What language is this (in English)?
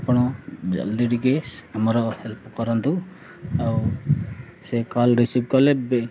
Odia